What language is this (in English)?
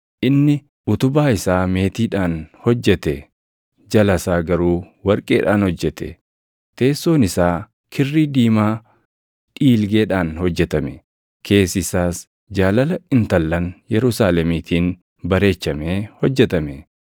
Oromo